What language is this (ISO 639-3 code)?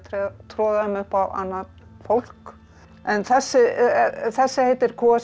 isl